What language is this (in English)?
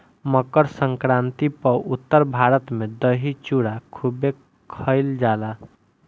Bhojpuri